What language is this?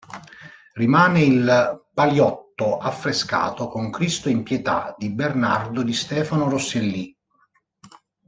Italian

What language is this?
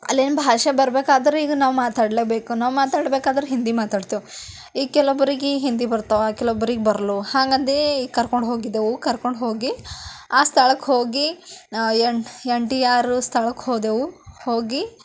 Kannada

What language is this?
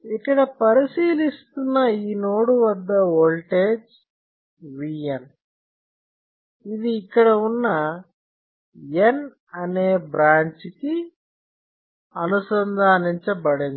Telugu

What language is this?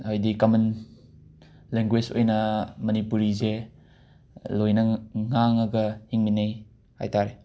Manipuri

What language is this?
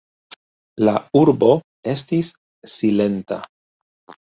Esperanto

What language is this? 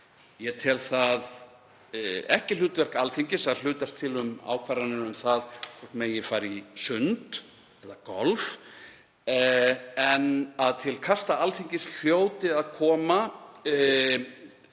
Icelandic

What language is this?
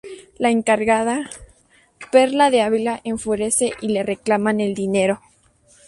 Spanish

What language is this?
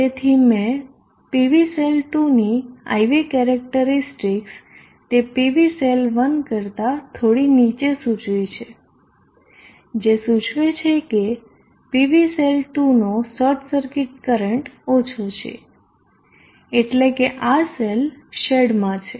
Gujarati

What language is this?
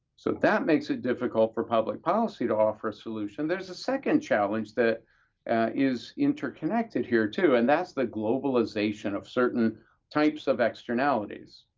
English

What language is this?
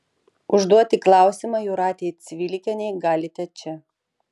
Lithuanian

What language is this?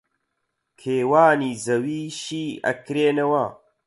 Central Kurdish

